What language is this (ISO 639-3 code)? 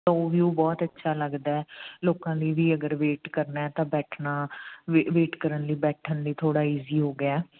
pan